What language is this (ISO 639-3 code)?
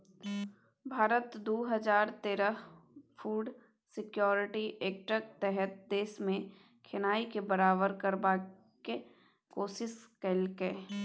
mai